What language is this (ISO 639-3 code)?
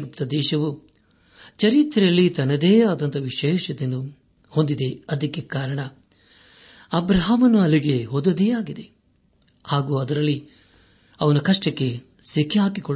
kan